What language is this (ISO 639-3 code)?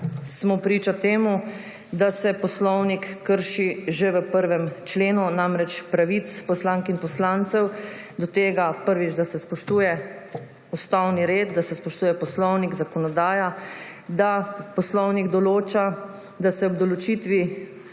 slv